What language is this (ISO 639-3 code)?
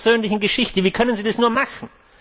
deu